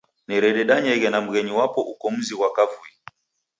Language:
Taita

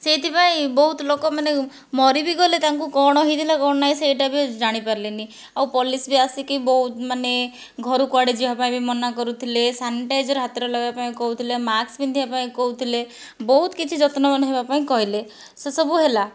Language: Odia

